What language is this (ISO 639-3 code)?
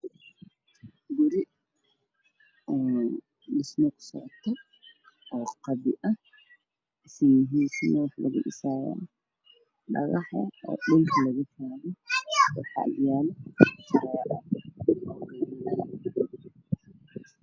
som